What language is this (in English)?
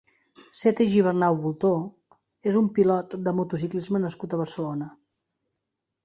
Catalan